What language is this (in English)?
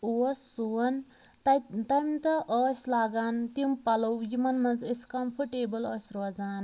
Kashmiri